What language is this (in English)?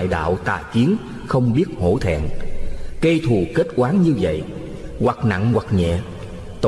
Vietnamese